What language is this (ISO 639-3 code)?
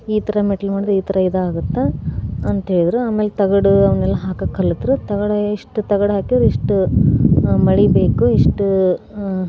kan